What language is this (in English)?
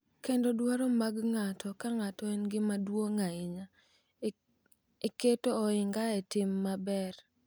Luo (Kenya and Tanzania)